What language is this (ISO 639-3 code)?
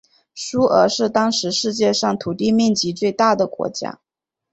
zho